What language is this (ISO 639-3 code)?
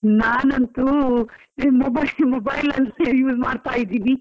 kan